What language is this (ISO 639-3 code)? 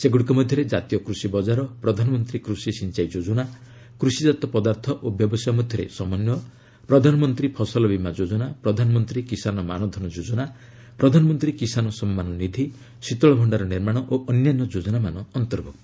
ori